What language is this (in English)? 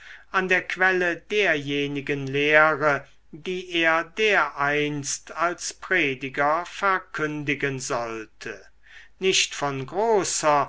German